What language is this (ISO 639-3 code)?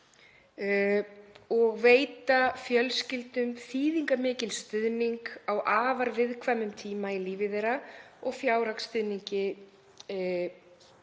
isl